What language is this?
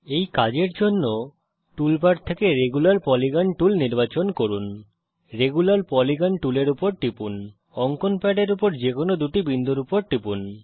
Bangla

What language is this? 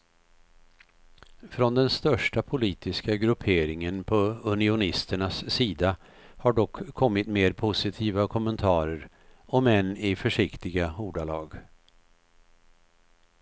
Swedish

